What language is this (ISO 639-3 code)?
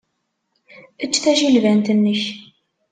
kab